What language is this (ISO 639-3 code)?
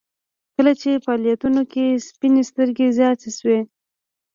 pus